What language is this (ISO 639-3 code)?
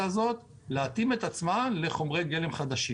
heb